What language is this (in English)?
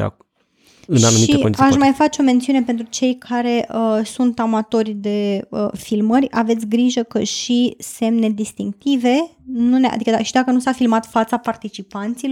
Romanian